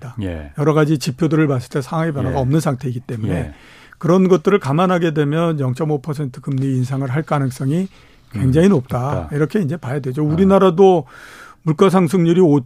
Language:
Korean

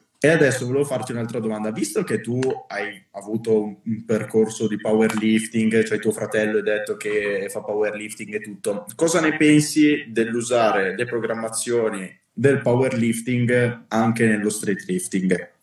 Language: Italian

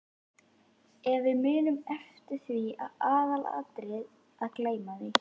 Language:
Icelandic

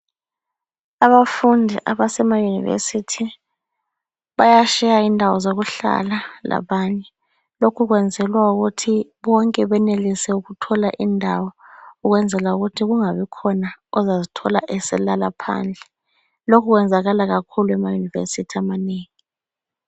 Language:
North Ndebele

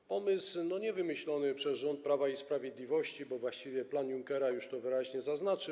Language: Polish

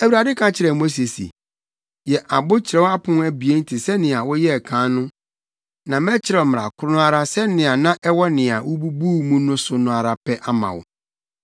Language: Akan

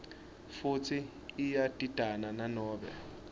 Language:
Swati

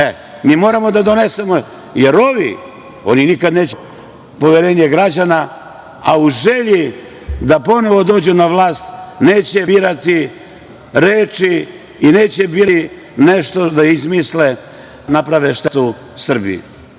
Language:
Serbian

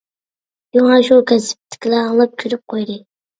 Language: Uyghur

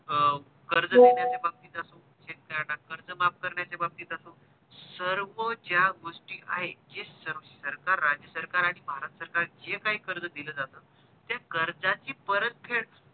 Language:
Marathi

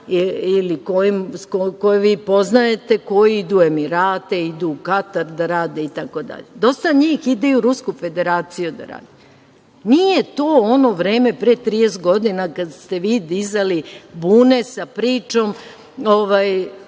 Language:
Serbian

